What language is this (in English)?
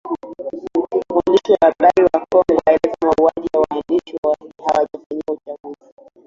Swahili